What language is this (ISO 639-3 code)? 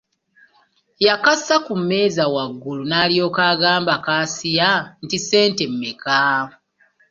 lug